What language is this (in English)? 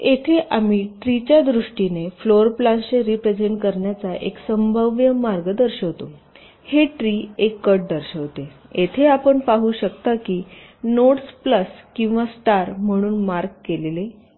Marathi